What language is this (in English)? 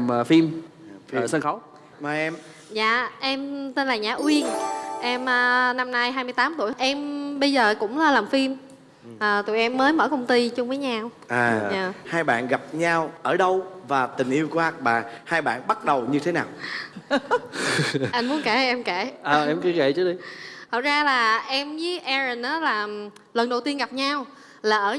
Vietnamese